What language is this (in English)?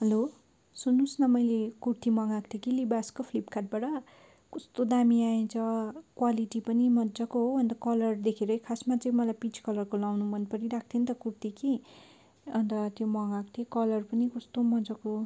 Nepali